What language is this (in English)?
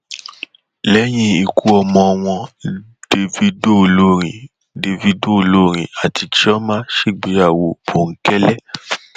Yoruba